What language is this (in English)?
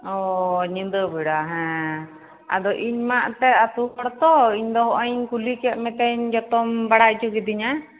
Santali